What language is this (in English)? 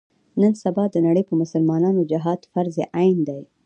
Pashto